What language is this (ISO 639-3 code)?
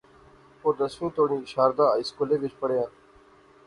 phr